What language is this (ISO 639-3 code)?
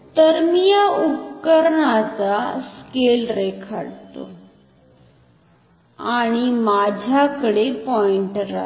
mar